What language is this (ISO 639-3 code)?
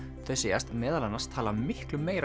isl